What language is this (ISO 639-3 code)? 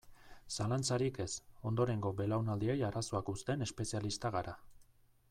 eus